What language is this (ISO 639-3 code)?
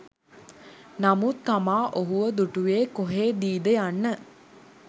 sin